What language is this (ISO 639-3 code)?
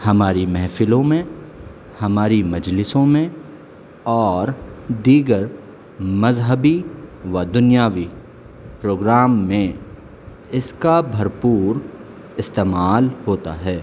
urd